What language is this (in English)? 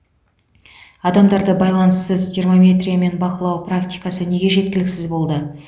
Kazakh